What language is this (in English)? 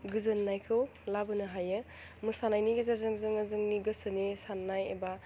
Bodo